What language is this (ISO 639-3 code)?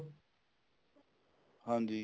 pan